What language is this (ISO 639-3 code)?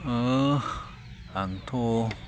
brx